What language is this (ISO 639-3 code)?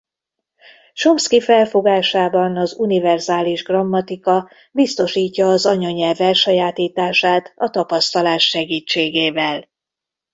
hun